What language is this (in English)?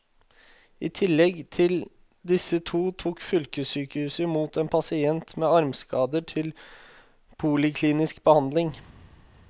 Norwegian